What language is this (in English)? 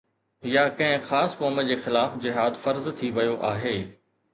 Sindhi